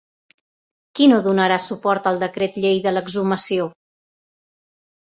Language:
Catalan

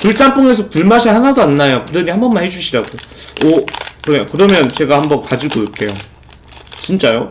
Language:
Korean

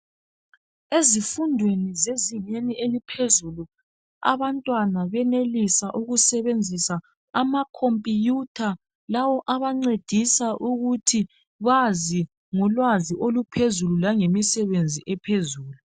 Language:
North Ndebele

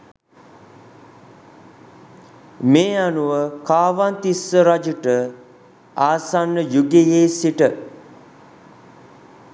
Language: Sinhala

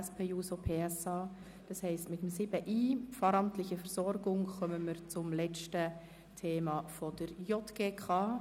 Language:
Swiss German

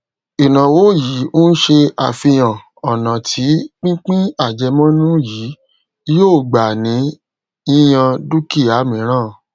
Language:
Yoruba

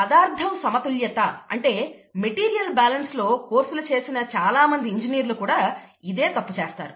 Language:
Telugu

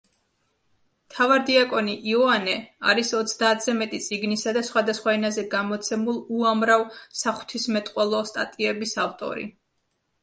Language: Georgian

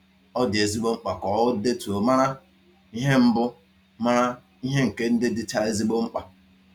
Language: Igbo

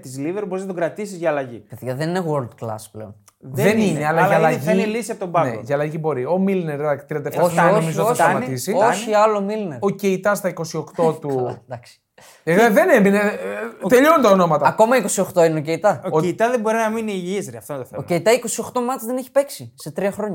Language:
Greek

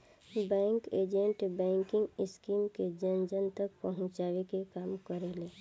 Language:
Bhojpuri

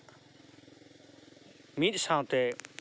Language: Santali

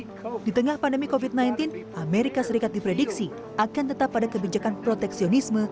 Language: Indonesian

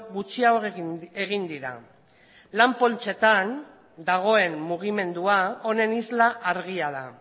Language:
Basque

